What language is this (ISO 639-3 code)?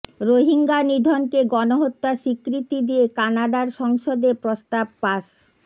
ben